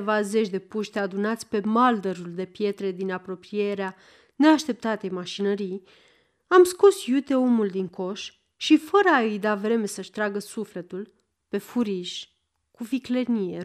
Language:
Romanian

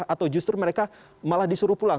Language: Indonesian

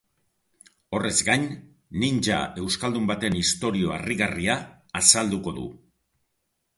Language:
Basque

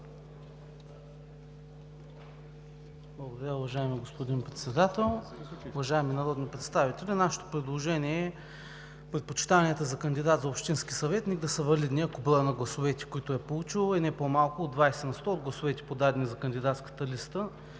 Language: Bulgarian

